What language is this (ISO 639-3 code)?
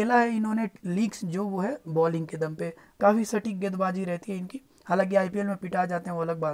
hin